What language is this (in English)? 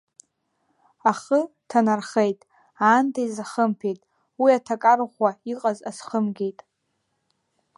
Abkhazian